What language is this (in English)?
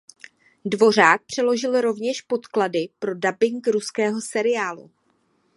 Czech